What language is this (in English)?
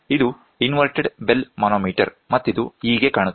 Kannada